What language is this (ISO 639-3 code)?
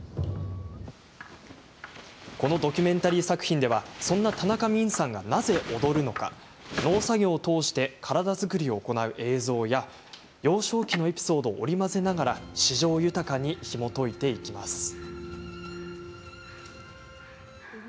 jpn